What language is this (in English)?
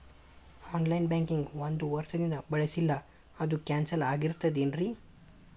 Kannada